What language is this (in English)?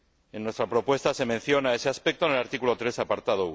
Spanish